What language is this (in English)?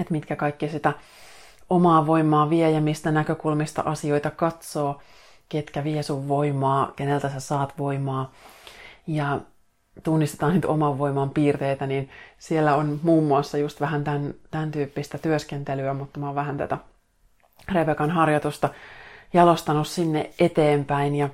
Finnish